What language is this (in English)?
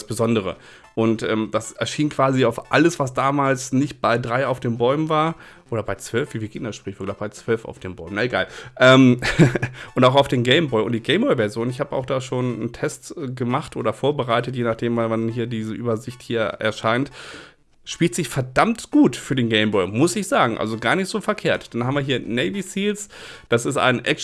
German